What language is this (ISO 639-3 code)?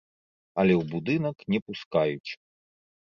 bel